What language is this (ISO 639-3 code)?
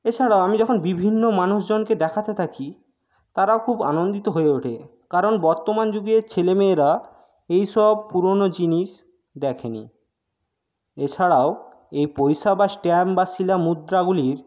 ben